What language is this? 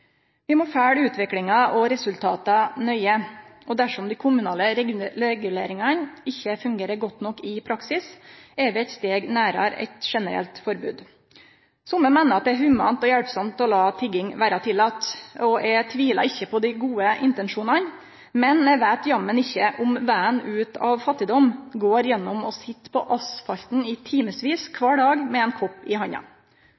Norwegian Nynorsk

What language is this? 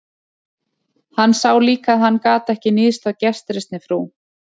Icelandic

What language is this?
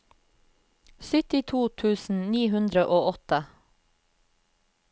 Norwegian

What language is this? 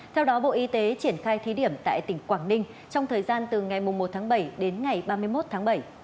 Vietnamese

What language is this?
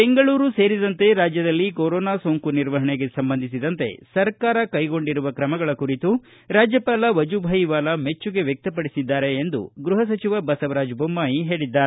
Kannada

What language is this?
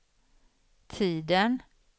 Swedish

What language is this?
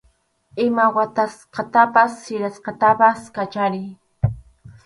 Arequipa-La Unión Quechua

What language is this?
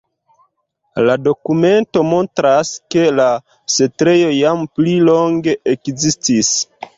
Esperanto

